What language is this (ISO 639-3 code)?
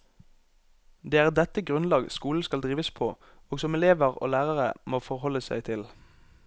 nor